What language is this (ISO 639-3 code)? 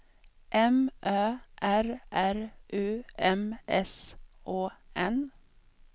swe